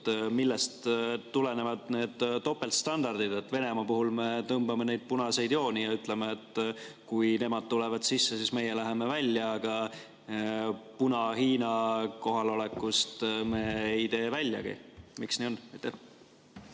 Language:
Estonian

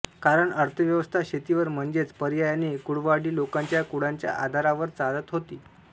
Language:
Marathi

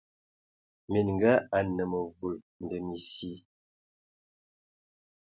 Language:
Ewondo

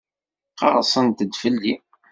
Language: Kabyle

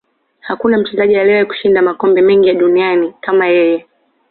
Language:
Swahili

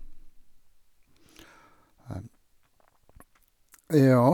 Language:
Norwegian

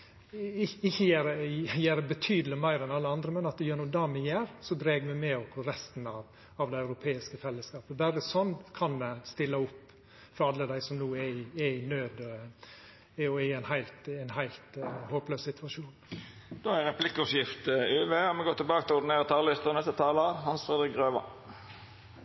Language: Norwegian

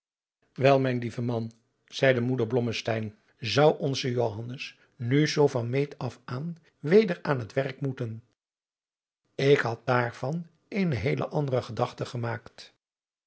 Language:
Dutch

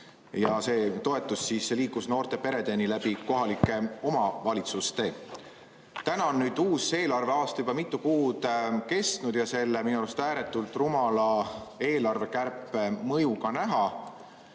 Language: Estonian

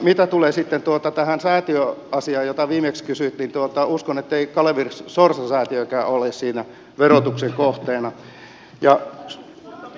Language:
Finnish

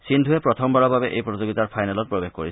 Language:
Assamese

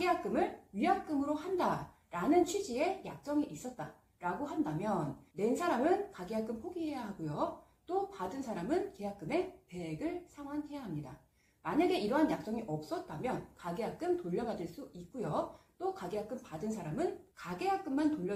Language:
Korean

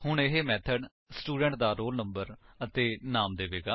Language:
Punjabi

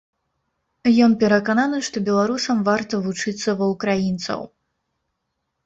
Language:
Belarusian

